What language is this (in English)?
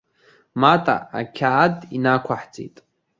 Abkhazian